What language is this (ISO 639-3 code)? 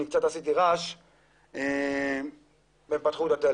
heb